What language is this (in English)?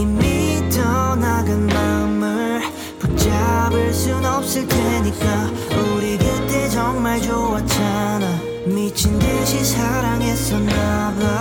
Korean